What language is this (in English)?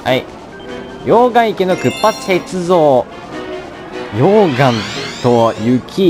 Japanese